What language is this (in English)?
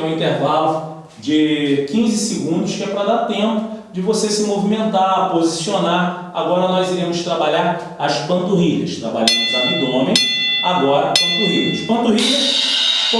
Portuguese